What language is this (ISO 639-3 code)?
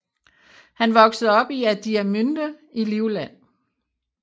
dan